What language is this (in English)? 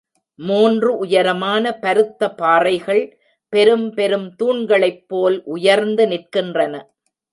Tamil